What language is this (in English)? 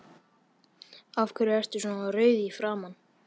Icelandic